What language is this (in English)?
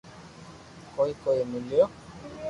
Loarki